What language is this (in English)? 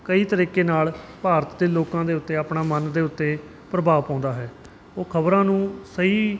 Punjabi